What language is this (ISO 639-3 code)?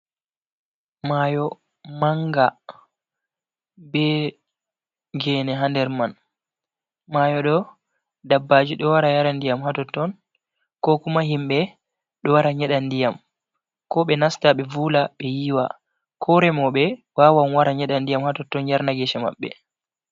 ful